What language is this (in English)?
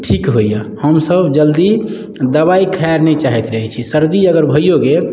Maithili